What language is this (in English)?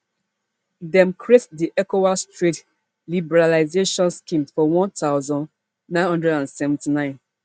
Nigerian Pidgin